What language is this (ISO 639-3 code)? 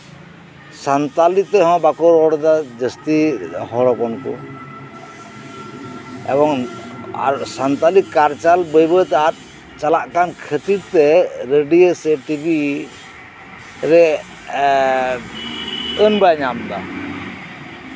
sat